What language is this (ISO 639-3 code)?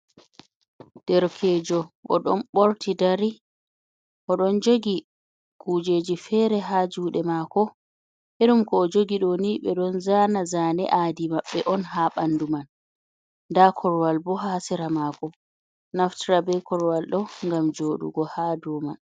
ful